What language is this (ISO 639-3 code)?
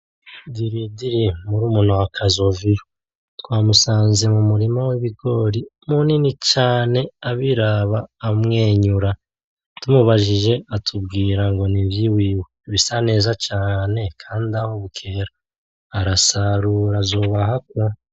run